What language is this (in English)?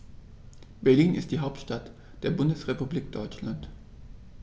German